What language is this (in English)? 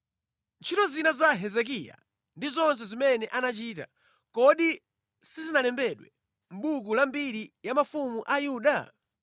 Nyanja